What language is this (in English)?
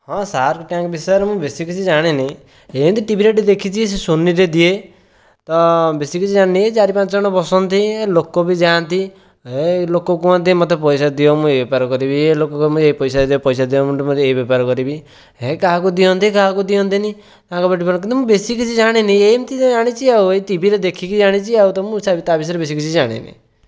Odia